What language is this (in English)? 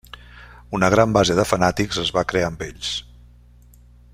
Catalan